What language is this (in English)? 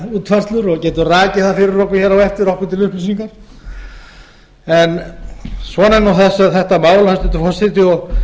Icelandic